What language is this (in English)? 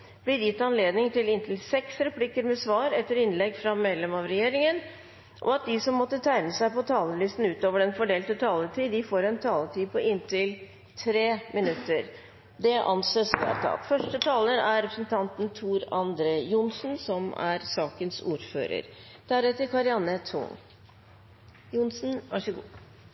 Norwegian Bokmål